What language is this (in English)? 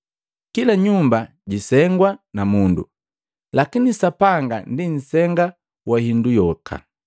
Matengo